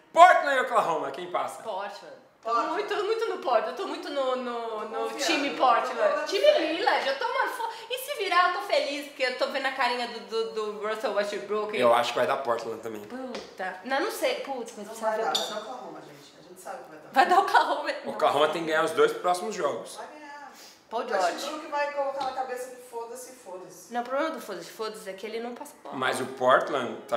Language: Portuguese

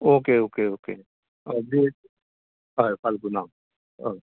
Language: Konkani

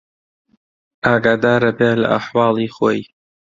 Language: Central Kurdish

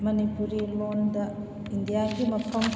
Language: Manipuri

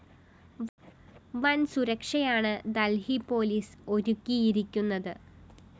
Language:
Malayalam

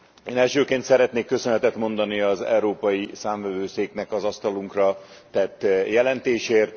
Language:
Hungarian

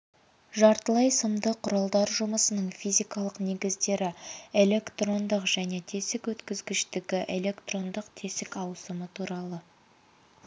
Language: Kazakh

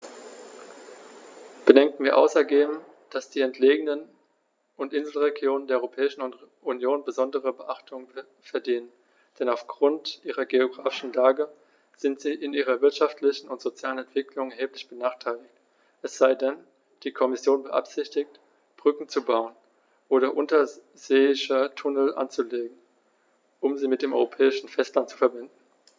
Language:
German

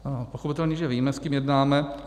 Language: Czech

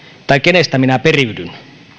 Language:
Finnish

